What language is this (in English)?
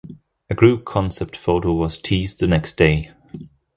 English